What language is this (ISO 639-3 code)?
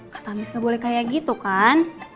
ind